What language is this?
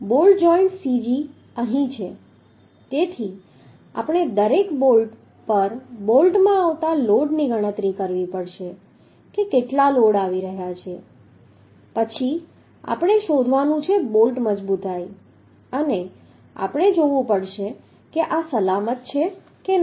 Gujarati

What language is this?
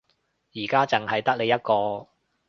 Cantonese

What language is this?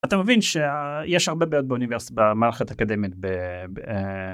Hebrew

